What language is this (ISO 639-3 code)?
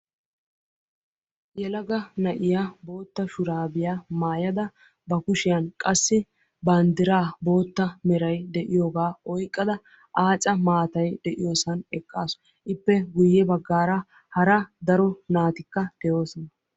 wal